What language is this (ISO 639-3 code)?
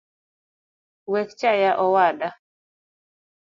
luo